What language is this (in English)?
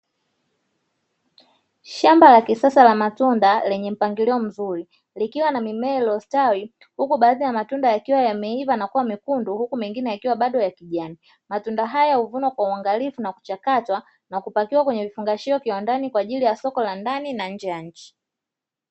Swahili